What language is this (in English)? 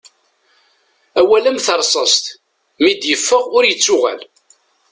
Kabyle